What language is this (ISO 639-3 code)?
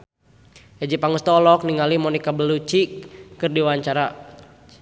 sun